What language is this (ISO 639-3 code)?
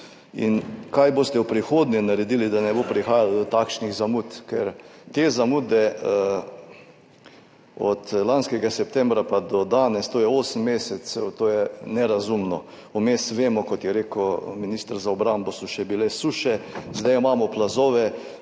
slv